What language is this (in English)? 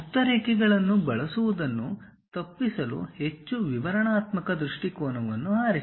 Kannada